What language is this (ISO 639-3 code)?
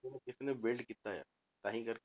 pan